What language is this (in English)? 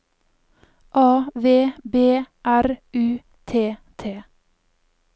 Norwegian